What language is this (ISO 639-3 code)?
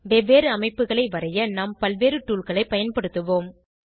tam